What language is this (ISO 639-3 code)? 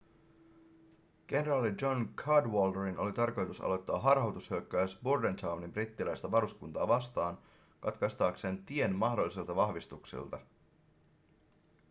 fin